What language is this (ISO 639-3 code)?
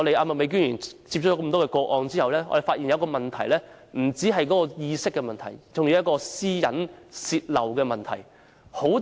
yue